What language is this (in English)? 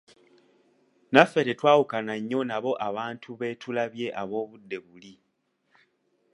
Ganda